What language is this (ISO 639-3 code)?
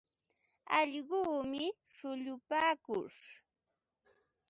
qva